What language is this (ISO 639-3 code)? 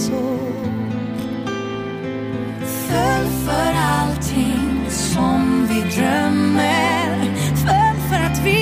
swe